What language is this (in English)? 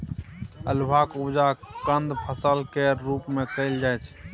Maithili